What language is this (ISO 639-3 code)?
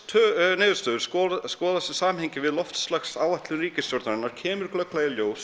isl